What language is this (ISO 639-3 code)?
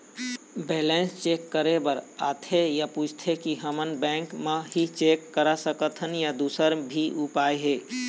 hne